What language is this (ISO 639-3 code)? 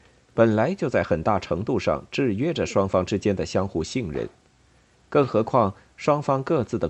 zho